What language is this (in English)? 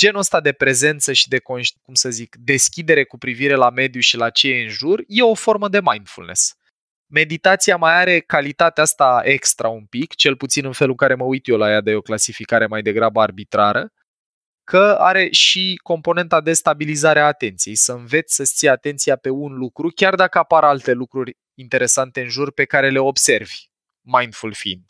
Romanian